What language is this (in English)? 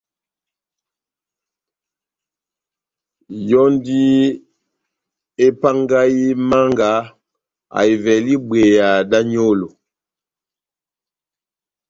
Batanga